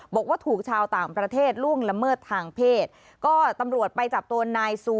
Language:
Thai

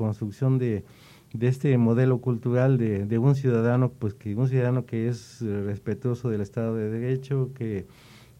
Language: Spanish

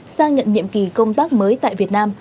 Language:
Vietnamese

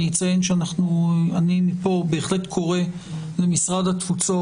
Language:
Hebrew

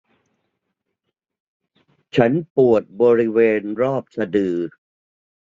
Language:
Thai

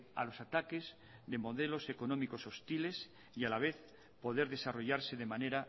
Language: Spanish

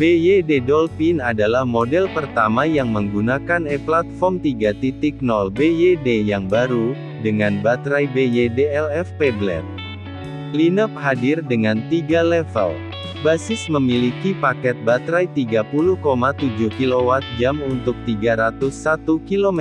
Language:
Indonesian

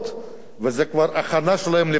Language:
Hebrew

